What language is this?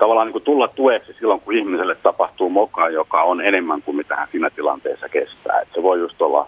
Finnish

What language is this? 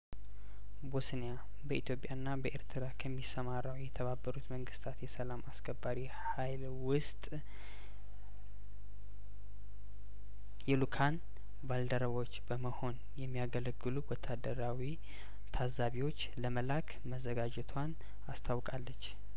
Amharic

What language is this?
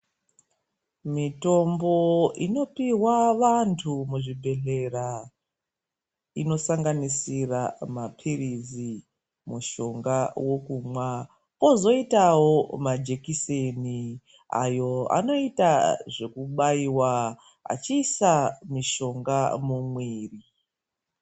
Ndau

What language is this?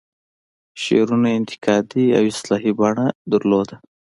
Pashto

